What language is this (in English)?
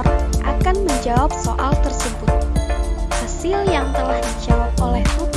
Indonesian